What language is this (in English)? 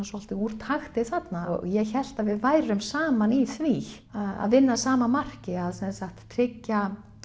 Icelandic